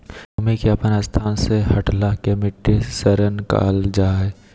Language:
Magahi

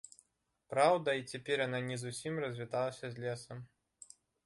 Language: Belarusian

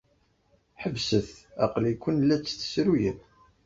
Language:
Kabyle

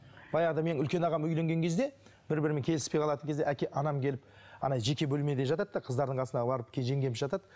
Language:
Kazakh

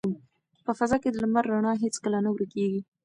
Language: Pashto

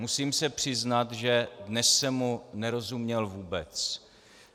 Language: Czech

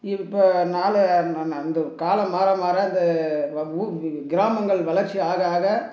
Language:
Tamil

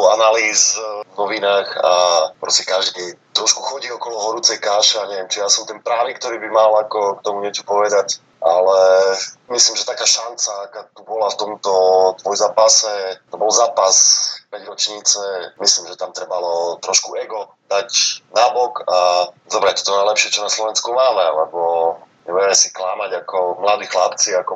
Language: Slovak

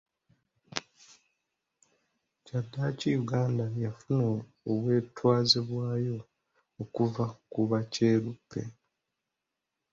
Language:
Ganda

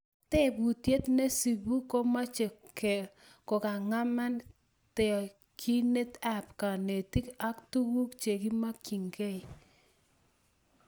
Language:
Kalenjin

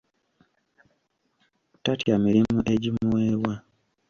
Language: Ganda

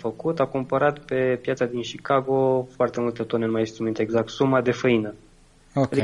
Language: Romanian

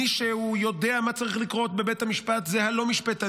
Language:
Hebrew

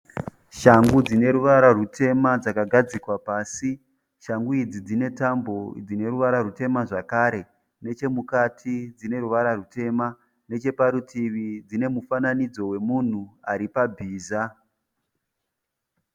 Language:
Shona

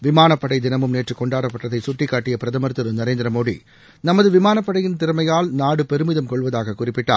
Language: Tamil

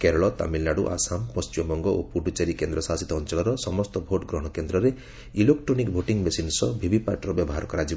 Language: Odia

